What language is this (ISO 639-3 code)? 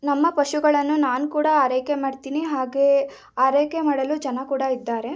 kan